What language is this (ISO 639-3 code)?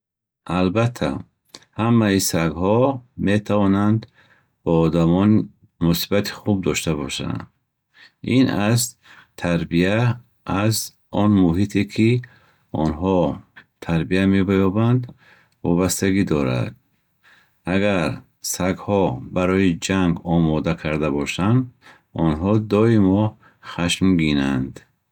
bhh